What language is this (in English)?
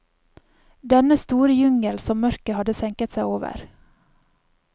Norwegian